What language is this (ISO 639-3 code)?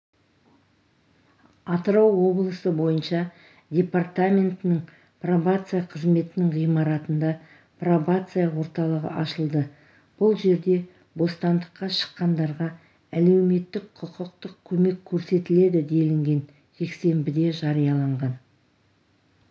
kaz